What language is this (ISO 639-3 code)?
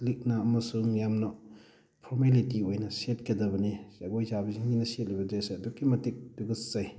mni